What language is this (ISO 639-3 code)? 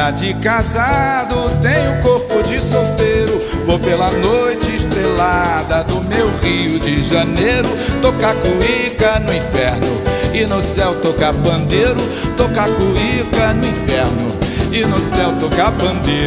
por